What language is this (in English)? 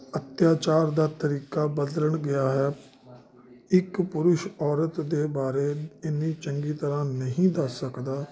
Punjabi